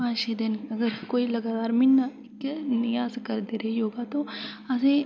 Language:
Dogri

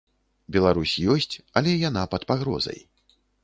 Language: Belarusian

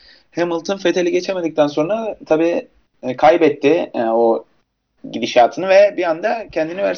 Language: Turkish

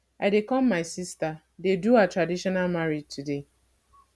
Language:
Nigerian Pidgin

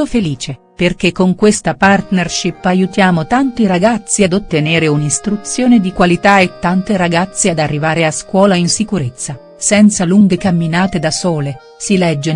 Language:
Italian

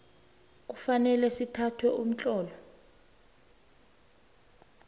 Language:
South Ndebele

